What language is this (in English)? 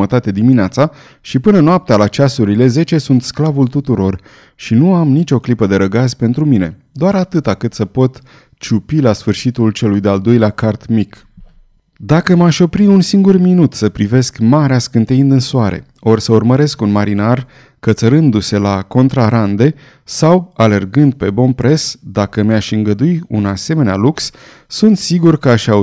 Romanian